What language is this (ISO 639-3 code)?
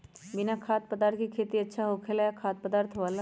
mag